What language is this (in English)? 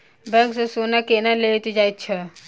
Maithili